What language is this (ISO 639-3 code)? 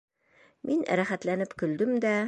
bak